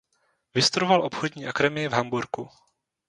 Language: Czech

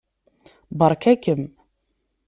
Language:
Kabyle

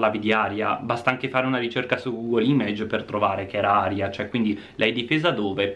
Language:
Italian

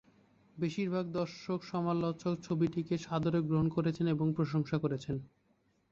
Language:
Bangla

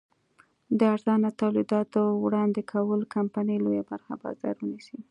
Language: Pashto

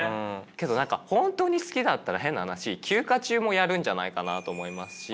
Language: Japanese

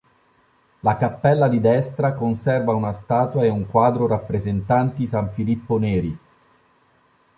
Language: Italian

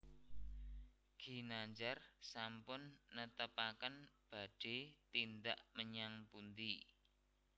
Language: Javanese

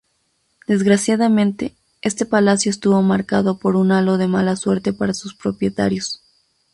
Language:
Spanish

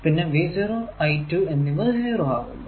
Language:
Malayalam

